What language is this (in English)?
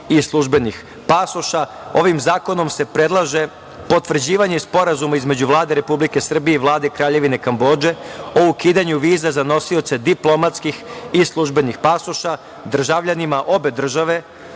Serbian